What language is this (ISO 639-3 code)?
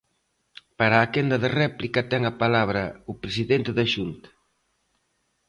glg